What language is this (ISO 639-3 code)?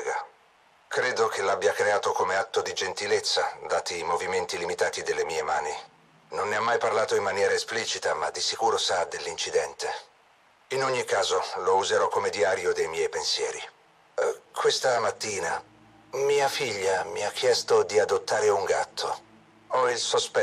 ita